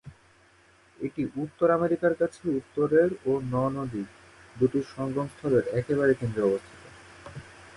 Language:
Bangla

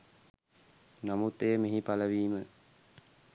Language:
Sinhala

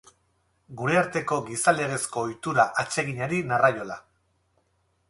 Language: Basque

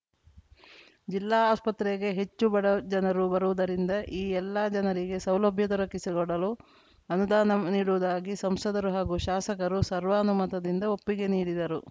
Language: Kannada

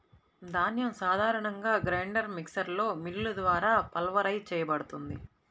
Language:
Telugu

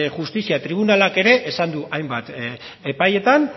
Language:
Basque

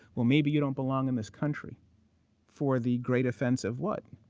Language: English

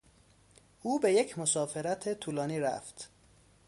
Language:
Persian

